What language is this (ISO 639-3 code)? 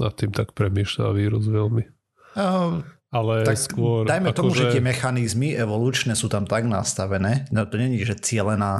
slk